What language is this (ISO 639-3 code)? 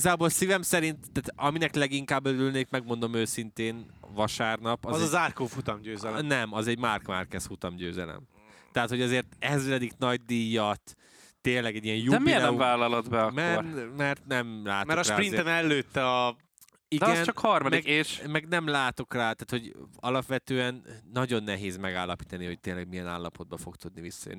hun